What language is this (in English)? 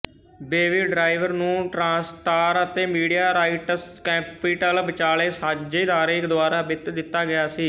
Punjabi